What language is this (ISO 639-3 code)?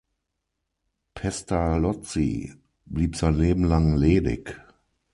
deu